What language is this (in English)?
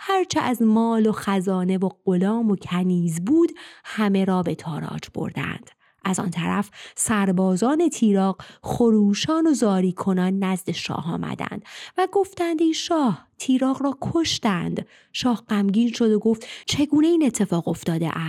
Persian